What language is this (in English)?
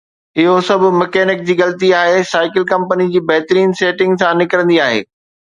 Sindhi